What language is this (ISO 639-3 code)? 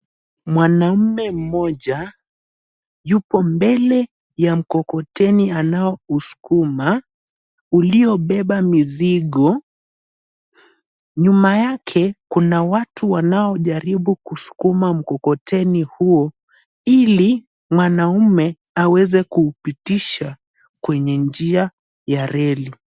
swa